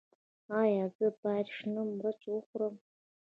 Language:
Pashto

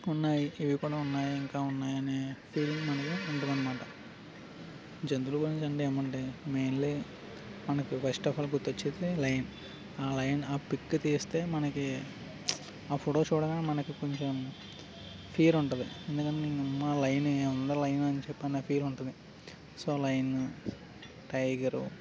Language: Telugu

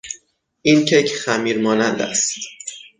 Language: Persian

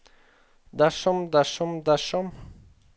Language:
Norwegian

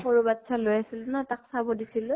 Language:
Assamese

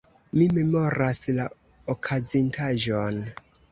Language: Esperanto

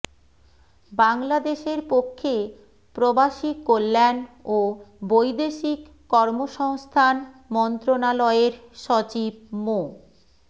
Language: Bangla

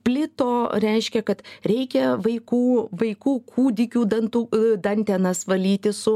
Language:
Lithuanian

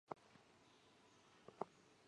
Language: Chinese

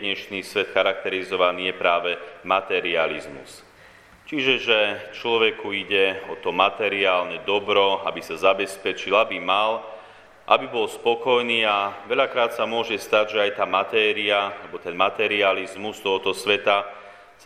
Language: Slovak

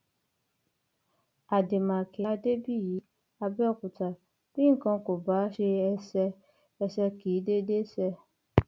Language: Yoruba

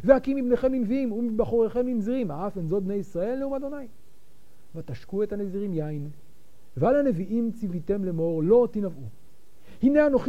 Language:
Hebrew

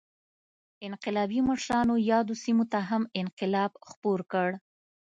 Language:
Pashto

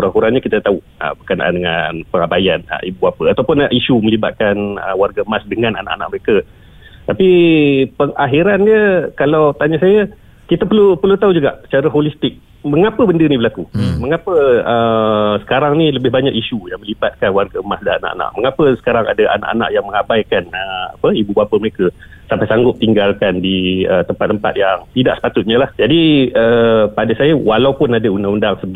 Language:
Malay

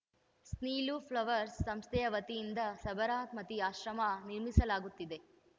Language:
Kannada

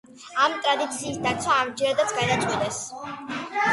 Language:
Georgian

